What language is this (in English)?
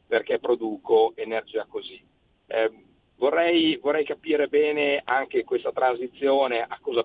Italian